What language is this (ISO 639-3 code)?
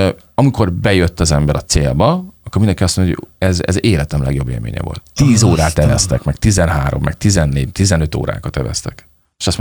hun